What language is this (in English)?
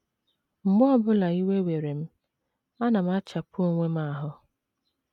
Igbo